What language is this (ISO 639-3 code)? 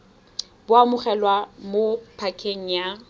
tsn